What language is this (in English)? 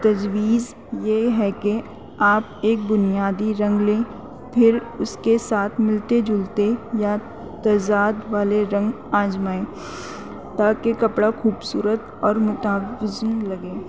Urdu